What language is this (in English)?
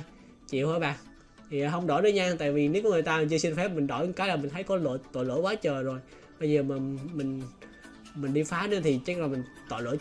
Vietnamese